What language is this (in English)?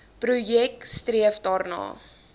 Afrikaans